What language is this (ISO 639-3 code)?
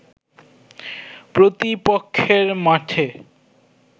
ben